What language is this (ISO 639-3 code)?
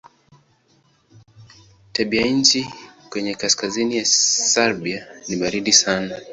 swa